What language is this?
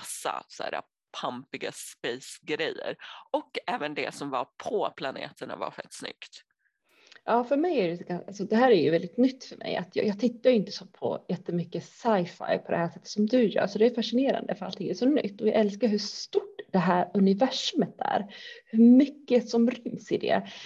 Swedish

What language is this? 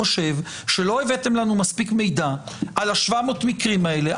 Hebrew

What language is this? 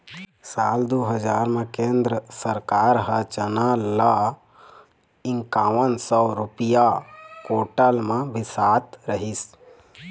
Chhattisgarhi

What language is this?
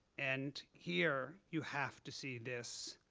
English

